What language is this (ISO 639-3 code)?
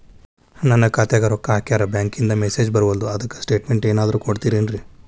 kan